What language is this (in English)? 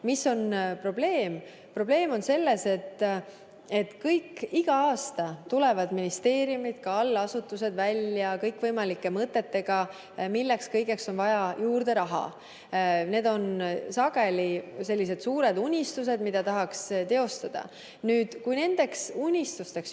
Estonian